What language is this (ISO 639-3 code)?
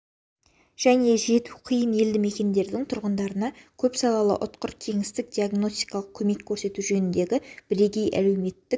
kaz